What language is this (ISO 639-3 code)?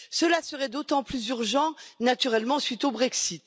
fra